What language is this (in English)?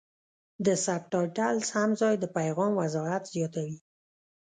Pashto